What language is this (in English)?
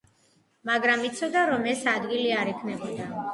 Georgian